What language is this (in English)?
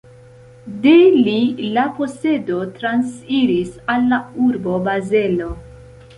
Esperanto